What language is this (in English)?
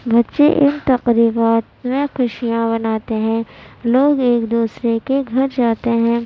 Urdu